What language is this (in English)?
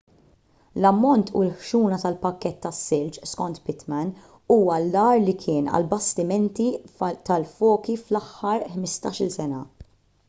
Maltese